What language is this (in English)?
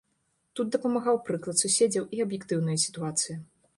Belarusian